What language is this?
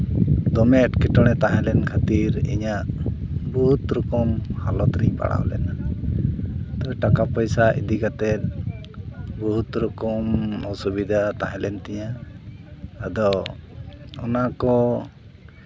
Santali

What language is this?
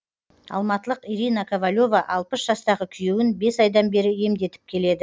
Kazakh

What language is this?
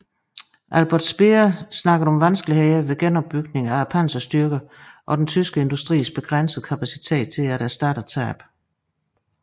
Danish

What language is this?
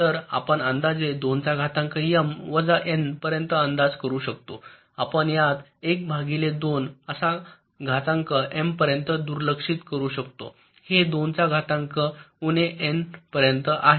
Marathi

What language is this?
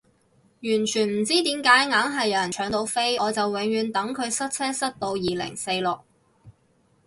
Cantonese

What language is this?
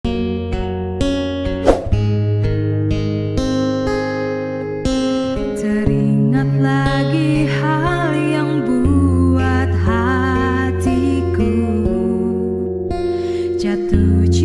Indonesian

